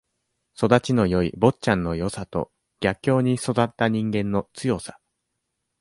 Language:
Japanese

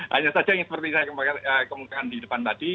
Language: Indonesian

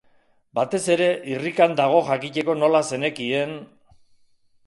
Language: Basque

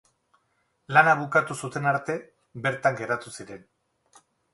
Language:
Basque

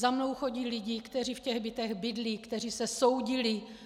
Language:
Czech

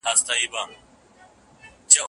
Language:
Pashto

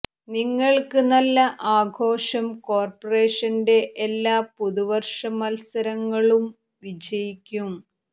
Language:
Malayalam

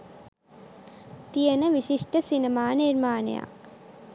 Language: Sinhala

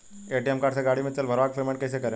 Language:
Bhojpuri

